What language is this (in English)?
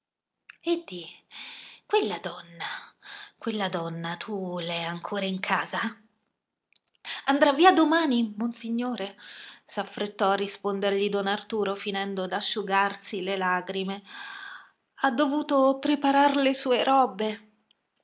Italian